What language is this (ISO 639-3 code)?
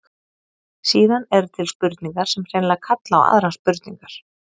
isl